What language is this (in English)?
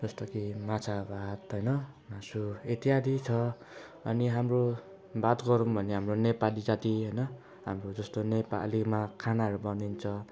Nepali